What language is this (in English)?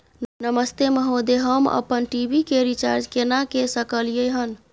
Maithili